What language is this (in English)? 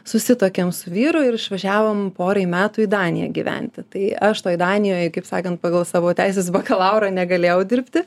Lithuanian